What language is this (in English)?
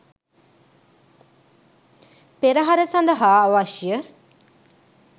Sinhala